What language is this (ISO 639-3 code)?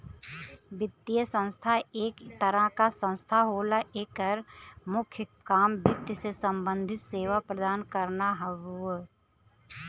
bho